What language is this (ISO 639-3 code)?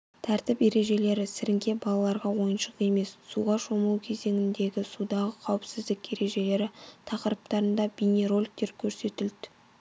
kaz